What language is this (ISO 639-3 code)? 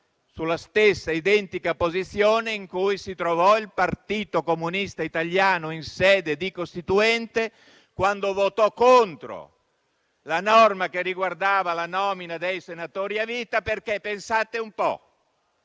ita